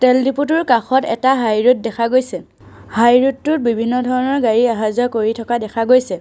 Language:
Assamese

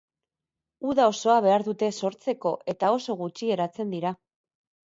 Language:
Basque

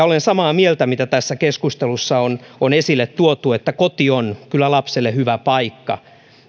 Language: Finnish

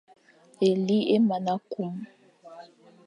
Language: Fang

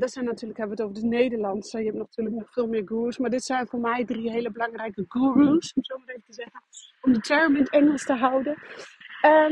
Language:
Dutch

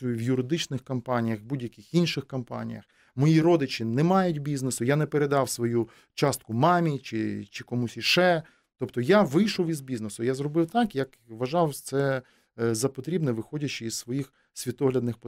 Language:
Ukrainian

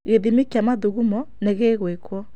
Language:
Kikuyu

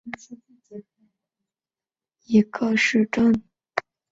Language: Chinese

